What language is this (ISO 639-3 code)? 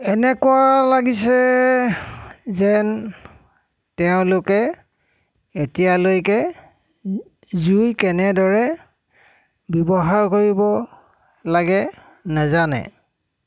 asm